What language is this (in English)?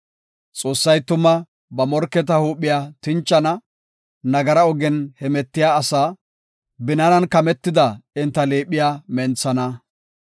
Gofa